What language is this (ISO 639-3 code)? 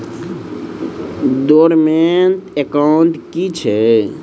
mai